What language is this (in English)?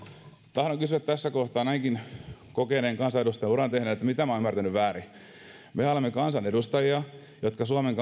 Finnish